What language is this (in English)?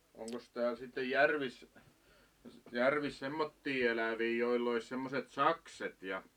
Finnish